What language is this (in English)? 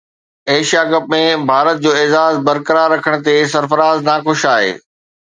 Sindhi